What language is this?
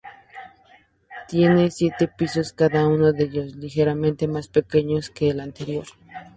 Spanish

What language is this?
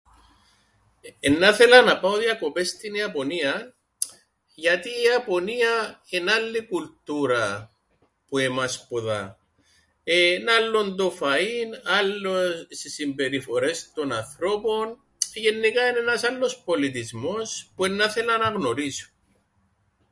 Greek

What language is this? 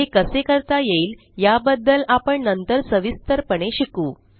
Marathi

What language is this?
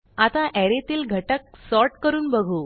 Marathi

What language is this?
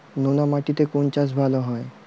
Bangla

